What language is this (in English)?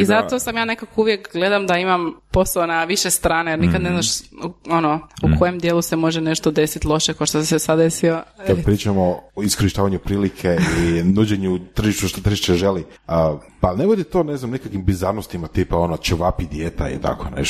Croatian